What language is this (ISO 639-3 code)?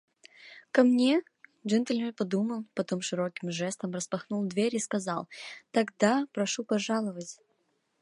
rus